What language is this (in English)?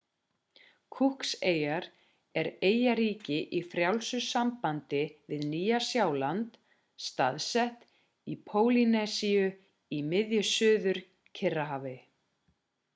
Icelandic